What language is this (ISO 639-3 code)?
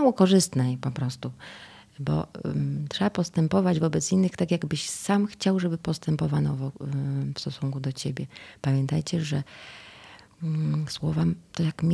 pol